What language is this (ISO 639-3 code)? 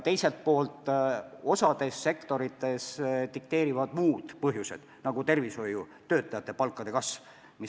est